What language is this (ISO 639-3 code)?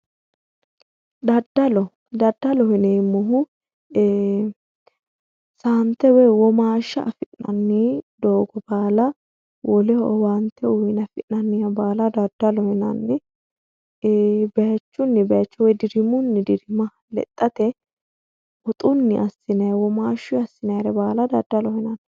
sid